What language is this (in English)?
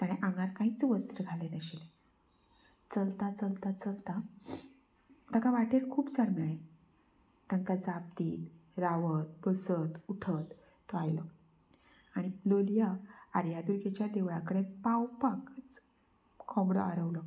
Konkani